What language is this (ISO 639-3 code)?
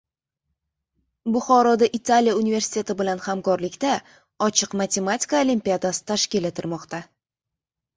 uzb